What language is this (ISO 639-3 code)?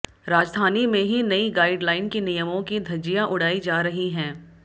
hin